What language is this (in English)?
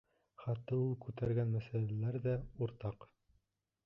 Bashkir